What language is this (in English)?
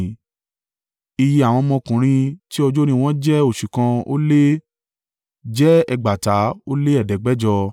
Yoruba